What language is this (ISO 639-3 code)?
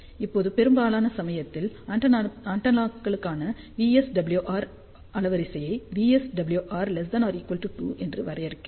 tam